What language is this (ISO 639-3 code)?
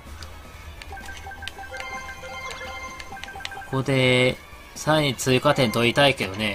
jpn